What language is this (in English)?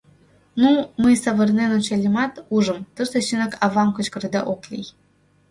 Mari